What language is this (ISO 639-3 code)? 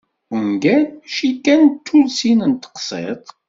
kab